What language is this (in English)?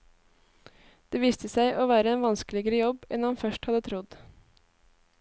Norwegian